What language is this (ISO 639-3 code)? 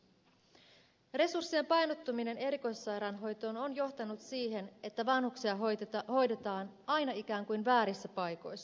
fin